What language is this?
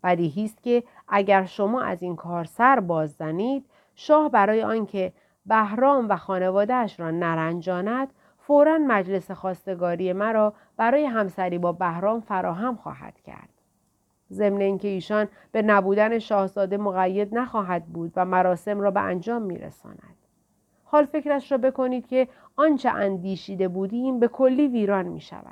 Persian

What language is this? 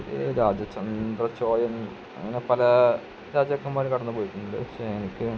Malayalam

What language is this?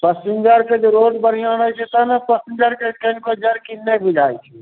Maithili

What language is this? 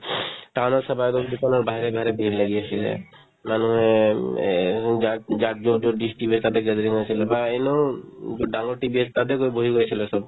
Assamese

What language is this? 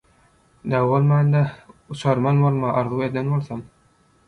Turkmen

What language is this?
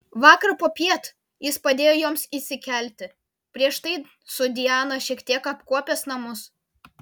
Lithuanian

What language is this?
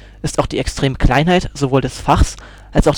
German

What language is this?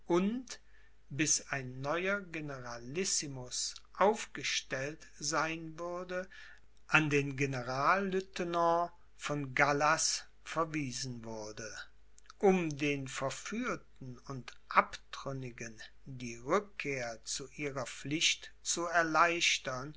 German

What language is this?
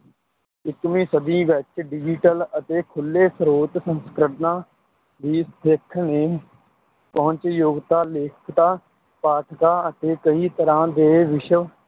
Punjabi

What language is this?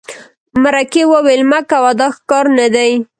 Pashto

